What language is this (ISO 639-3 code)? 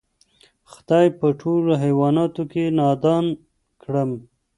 pus